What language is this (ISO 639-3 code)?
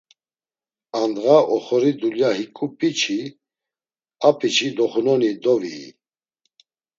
lzz